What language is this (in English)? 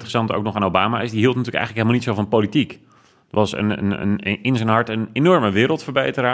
Dutch